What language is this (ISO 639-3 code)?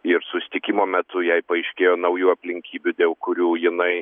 lit